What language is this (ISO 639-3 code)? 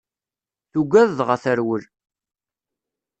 kab